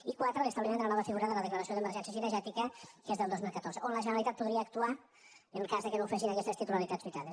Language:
Catalan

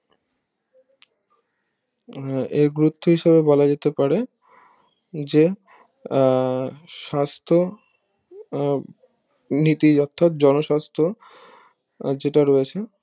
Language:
Bangla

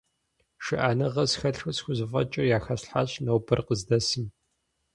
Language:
Kabardian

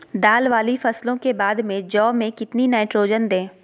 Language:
Magahi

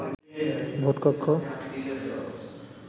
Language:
Bangla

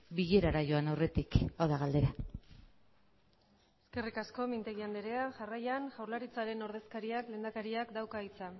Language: Basque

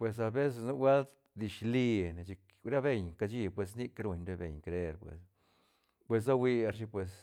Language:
Santa Catarina Albarradas Zapotec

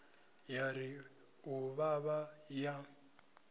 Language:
Venda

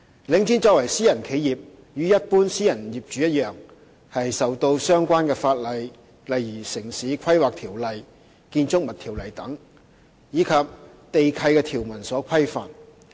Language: Cantonese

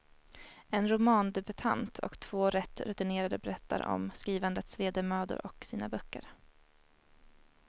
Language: Swedish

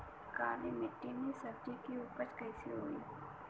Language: Bhojpuri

